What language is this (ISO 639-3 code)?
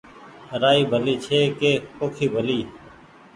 gig